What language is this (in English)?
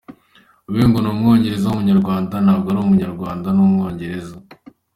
Kinyarwanda